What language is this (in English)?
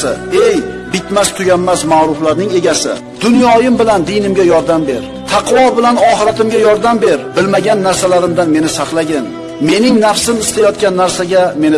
Uzbek